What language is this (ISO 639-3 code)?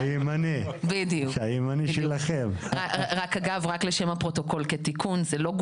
heb